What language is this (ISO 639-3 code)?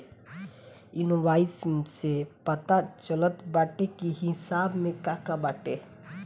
bho